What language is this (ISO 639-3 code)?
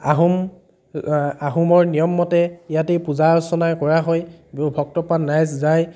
asm